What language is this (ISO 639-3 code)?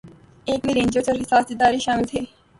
urd